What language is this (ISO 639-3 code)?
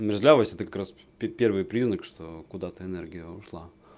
rus